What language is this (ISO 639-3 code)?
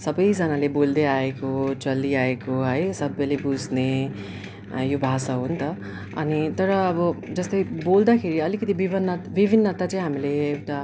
nep